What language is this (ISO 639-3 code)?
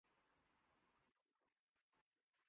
urd